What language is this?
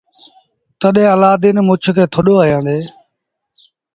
Sindhi Bhil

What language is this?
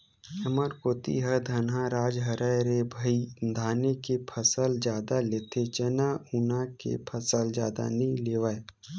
Chhattisgarhi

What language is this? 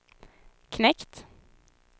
Swedish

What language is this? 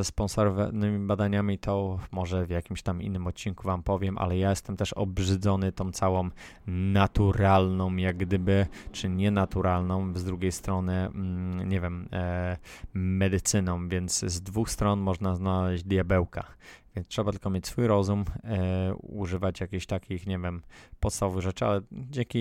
Polish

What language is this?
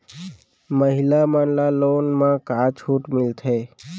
Chhattisgarhi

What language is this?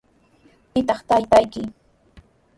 Sihuas Ancash Quechua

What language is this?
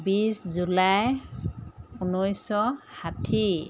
Assamese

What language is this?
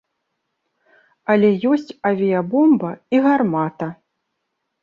Belarusian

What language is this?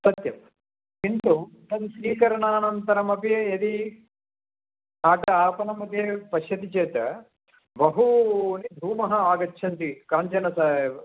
Sanskrit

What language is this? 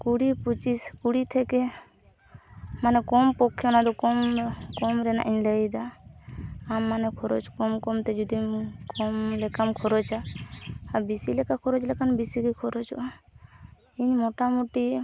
Santali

